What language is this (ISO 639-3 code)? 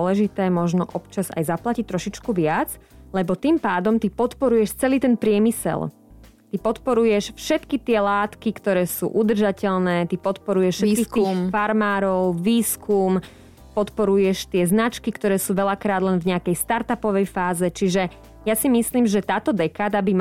slk